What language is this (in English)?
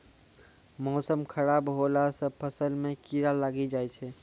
Maithili